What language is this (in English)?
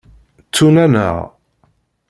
Kabyle